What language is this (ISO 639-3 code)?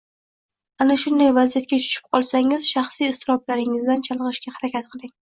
uzb